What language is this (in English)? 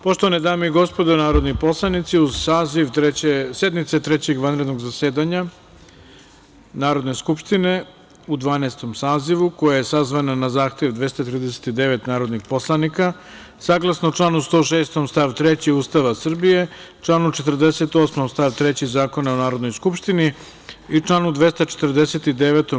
Serbian